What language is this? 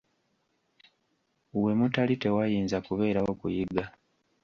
Ganda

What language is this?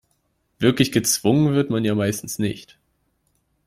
German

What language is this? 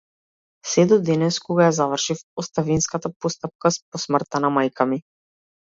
Macedonian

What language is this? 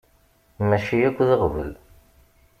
Kabyle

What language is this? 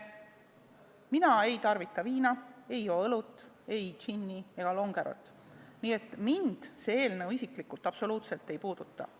Estonian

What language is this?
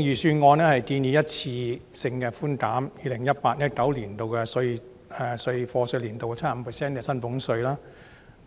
Cantonese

